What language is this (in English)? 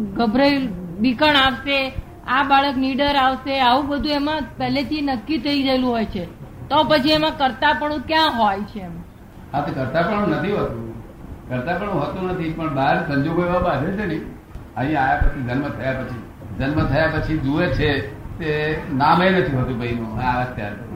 Gujarati